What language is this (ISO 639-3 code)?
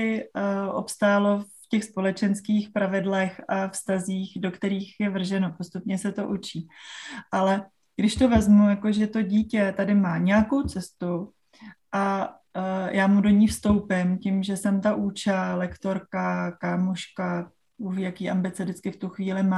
ces